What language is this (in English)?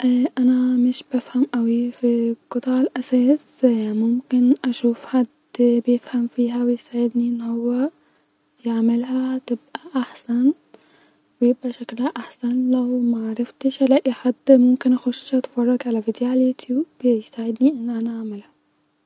Egyptian Arabic